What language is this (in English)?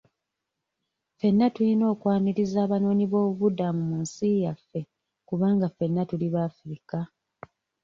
Ganda